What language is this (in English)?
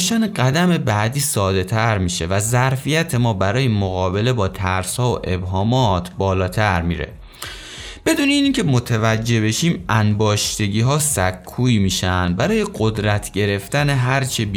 Persian